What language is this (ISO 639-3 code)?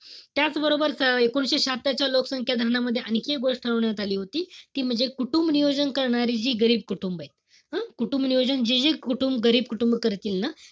mar